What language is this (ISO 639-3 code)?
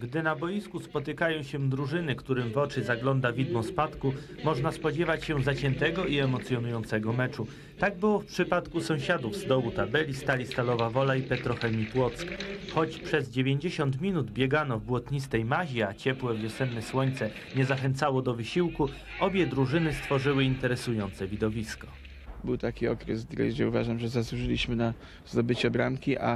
pol